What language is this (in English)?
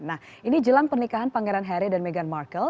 Indonesian